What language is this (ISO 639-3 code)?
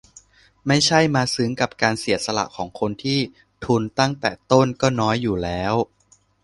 tha